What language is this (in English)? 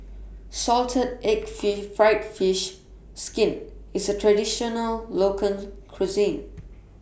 English